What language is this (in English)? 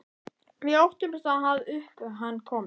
Icelandic